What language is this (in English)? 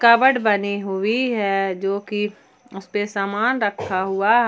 Hindi